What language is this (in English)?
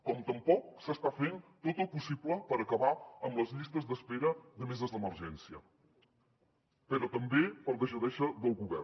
Catalan